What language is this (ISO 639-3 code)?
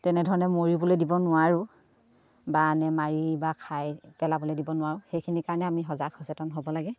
asm